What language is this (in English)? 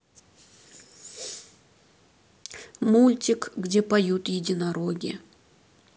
Russian